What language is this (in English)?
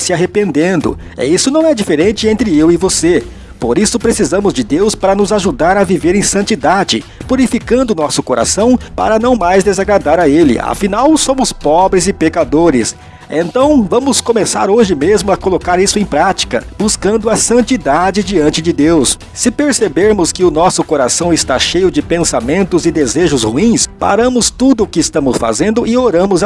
Portuguese